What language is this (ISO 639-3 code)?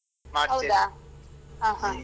kan